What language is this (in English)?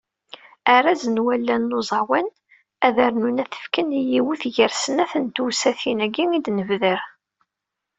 Kabyle